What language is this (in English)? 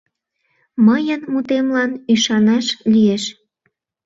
Mari